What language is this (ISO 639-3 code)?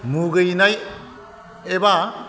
brx